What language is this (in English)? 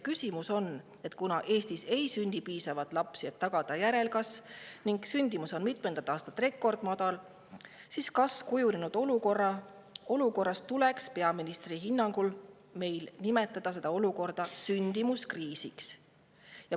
Estonian